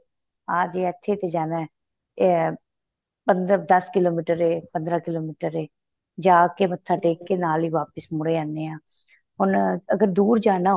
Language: Punjabi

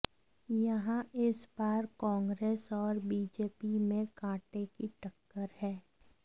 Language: Hindi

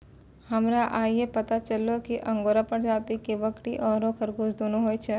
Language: Maithili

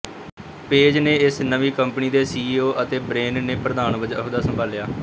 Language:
Punjabi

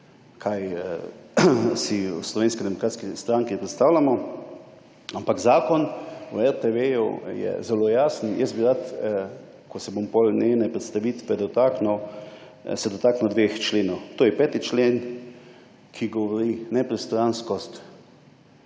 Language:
Slovenian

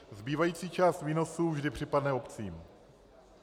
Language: Czech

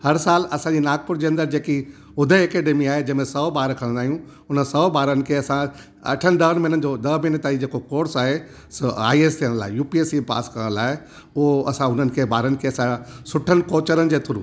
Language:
Sindhi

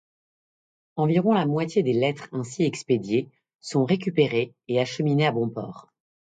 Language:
French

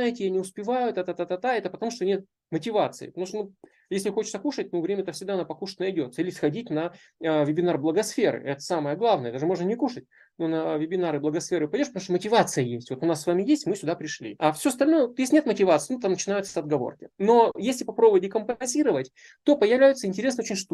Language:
Russian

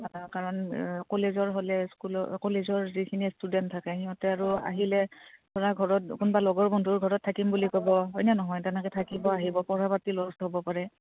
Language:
Assamese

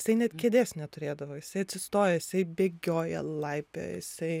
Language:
Lithuanian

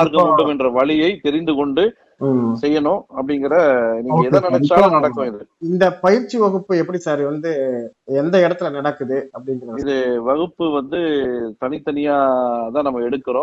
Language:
Tamil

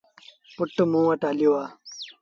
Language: Sindhi Bhil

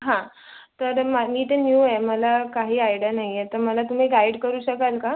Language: Marathi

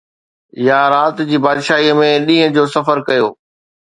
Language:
Sindhi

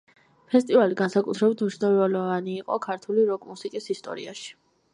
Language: Georgian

